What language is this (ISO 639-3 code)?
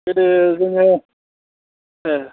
brx